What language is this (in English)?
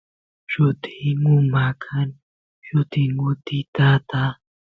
Santiago del Estero Quichua